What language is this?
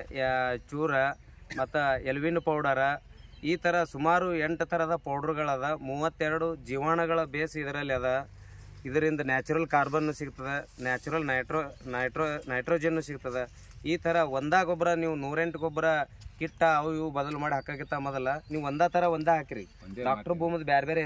Kannada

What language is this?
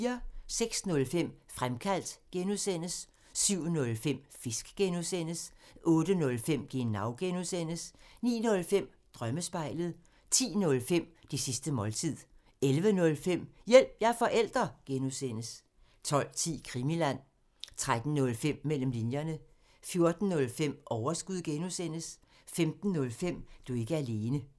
Danish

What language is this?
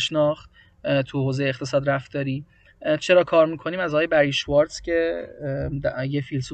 Persian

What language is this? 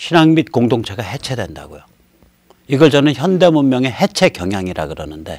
Korean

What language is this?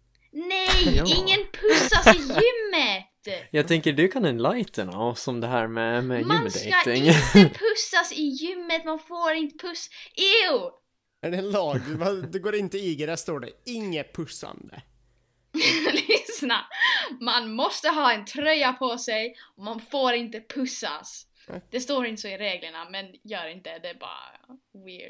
Swedish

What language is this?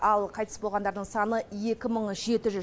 Kazakh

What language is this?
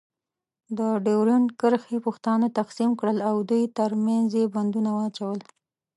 Pashto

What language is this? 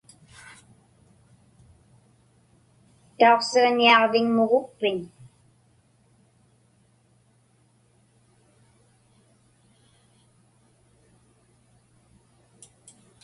Inupiaq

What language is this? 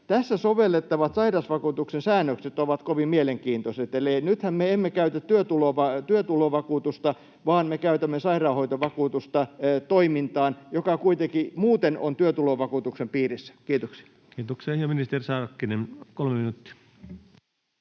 Finnish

